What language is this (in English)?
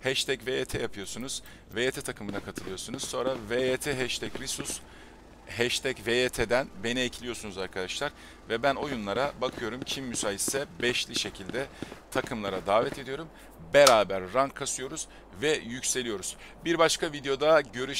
Turkish